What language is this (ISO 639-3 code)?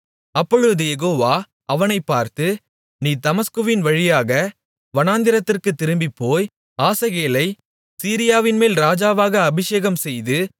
tam